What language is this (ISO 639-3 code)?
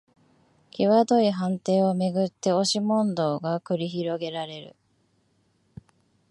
jpn